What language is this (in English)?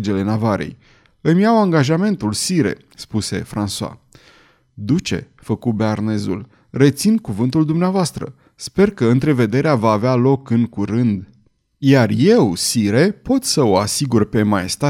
Romanian